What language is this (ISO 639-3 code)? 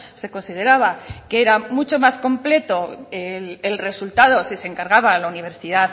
spa